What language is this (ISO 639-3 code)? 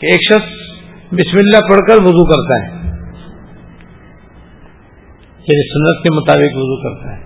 urd